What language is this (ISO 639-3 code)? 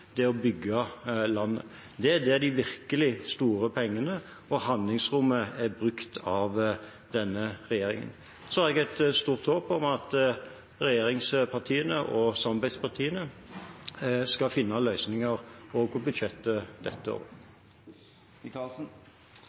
nob